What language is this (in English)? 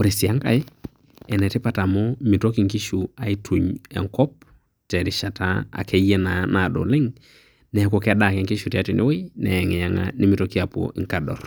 Masai